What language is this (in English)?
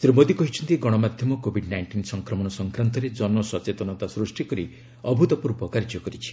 Odia